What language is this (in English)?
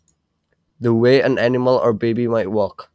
Javanese